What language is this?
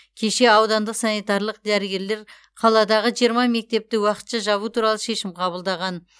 Kazakh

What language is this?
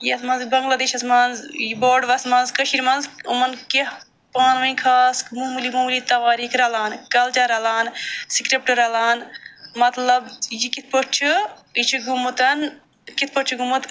Kashmiri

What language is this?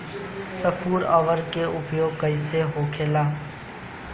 Bhojpuri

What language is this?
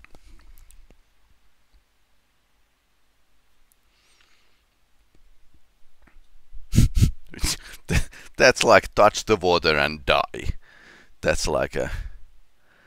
English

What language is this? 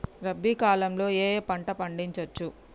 Telugu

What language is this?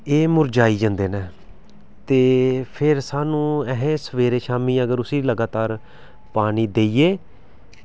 Dogri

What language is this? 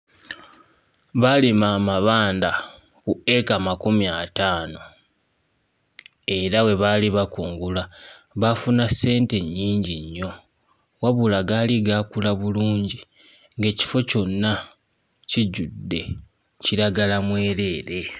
Ganda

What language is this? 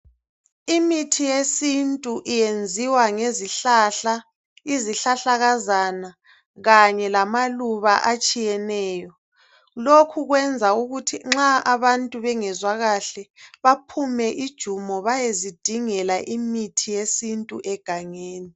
North Ndebele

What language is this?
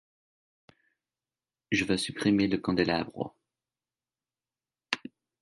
French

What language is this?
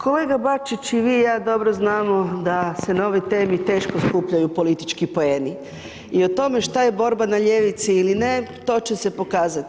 Croatian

